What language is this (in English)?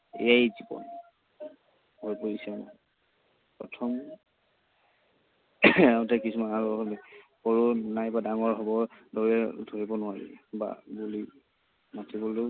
Assamese